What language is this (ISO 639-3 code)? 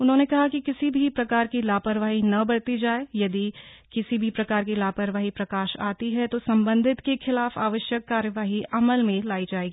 hin